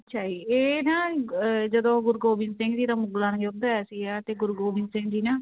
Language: Punjabi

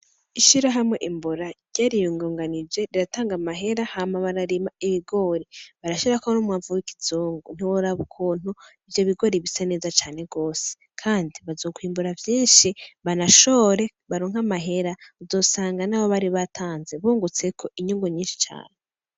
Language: Rundi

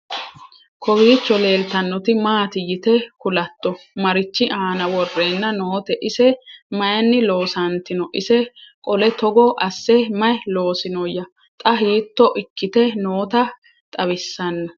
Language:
Sidamo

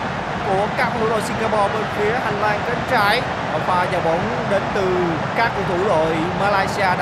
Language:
Vietnamese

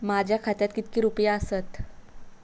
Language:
Marathi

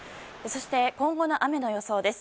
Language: Japanese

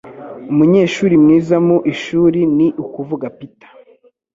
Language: Kinyarwanda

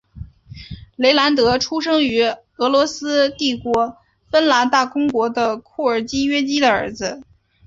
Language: Chinese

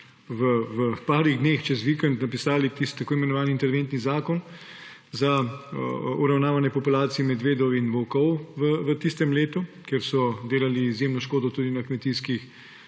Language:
Slovenian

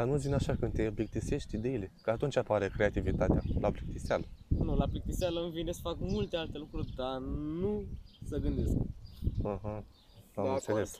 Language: Romanian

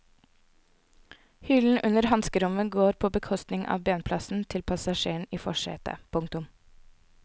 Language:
Norwegian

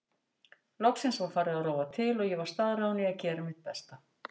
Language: Icelandic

